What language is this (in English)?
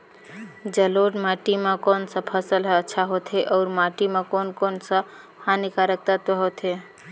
Chhattisgarhi